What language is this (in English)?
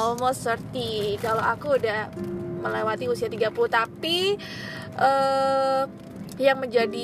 Indonesian